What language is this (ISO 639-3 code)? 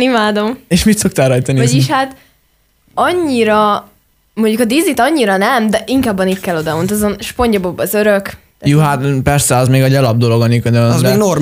hun